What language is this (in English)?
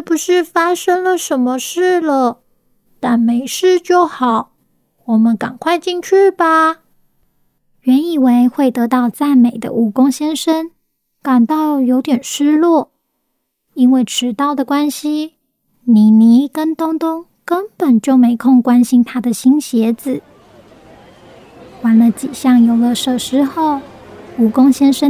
Chinese